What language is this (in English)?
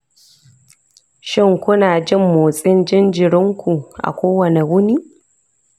Hausa